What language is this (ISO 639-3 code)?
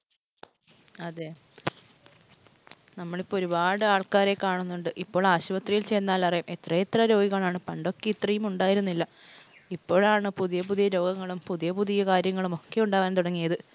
mal